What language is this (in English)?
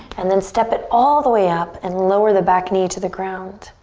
English